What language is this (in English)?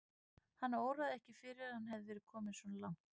Icelandic